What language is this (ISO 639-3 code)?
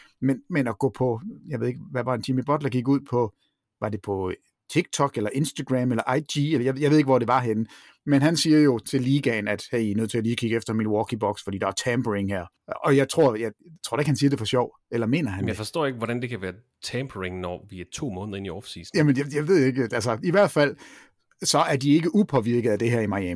dan